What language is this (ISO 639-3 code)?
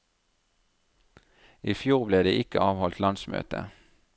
nor